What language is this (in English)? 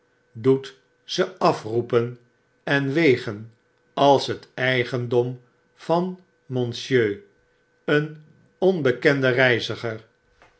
Dutch